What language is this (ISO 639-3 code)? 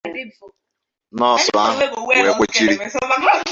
ibo